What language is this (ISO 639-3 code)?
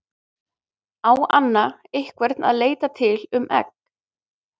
isl